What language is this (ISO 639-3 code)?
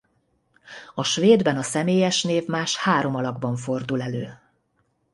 hun